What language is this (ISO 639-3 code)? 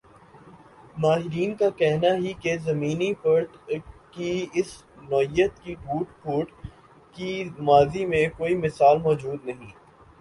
urd